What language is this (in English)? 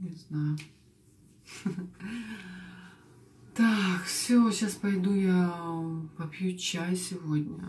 Russian